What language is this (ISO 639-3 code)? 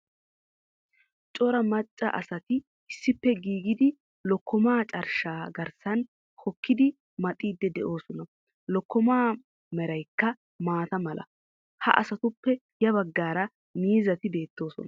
wal